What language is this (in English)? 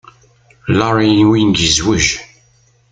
Kabyle